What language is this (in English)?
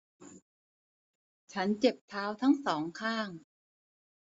Thai